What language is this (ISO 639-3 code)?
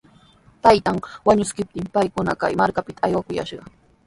qws